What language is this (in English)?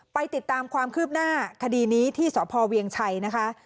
Thai